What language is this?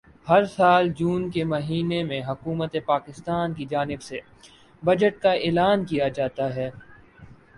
Urdu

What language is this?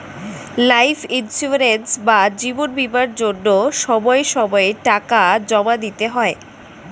Bangla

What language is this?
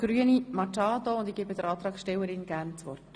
Swiss German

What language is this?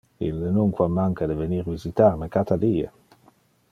Interlingua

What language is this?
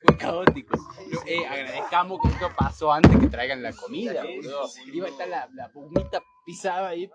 Spanish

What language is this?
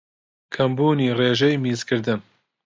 Central Kurdish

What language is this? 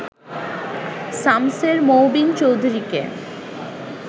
Bangla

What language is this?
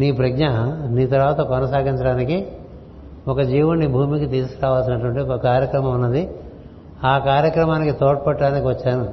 Telugu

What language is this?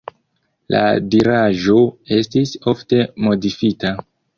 Esperanto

